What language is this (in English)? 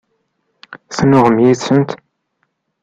Kabyle